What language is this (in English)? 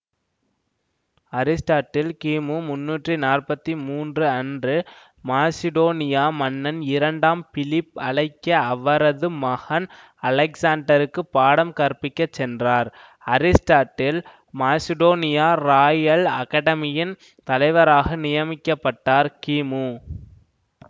Tamil